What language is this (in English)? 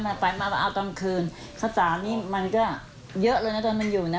Thai